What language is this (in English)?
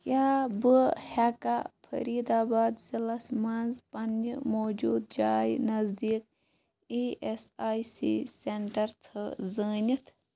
Kashmiri